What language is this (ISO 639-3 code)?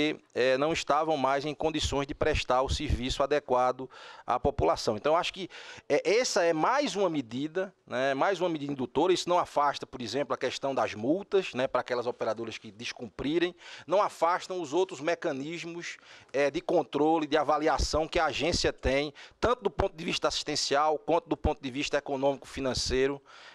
por